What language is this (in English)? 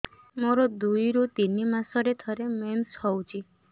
Odia